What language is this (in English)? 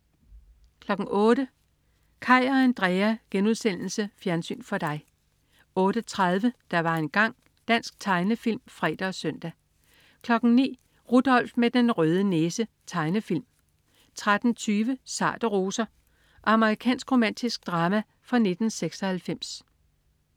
Danish